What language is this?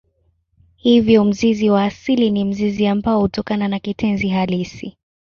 Swahili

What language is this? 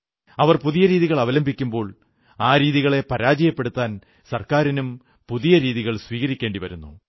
Malayalam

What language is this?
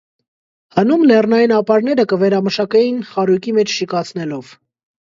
Armenian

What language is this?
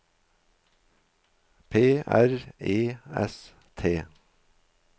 Norwegian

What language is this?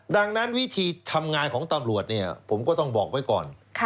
Thai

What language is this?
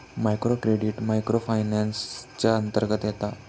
Marathi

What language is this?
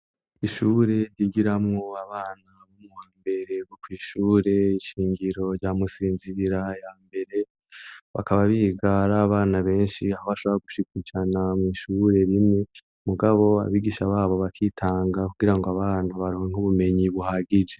Rundi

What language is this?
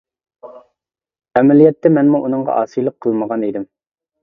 Uyghur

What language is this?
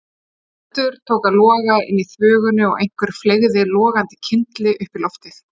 Icelandic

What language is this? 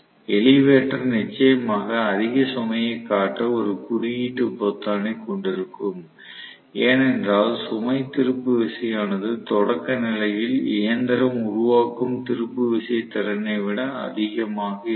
Tamil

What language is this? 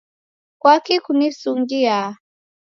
Taita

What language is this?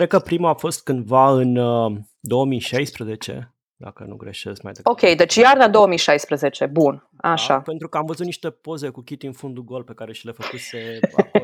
Romanian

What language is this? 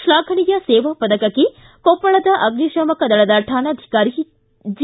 Kannada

